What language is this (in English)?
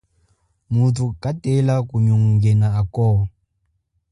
Chokwe